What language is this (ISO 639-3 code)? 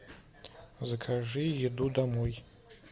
rus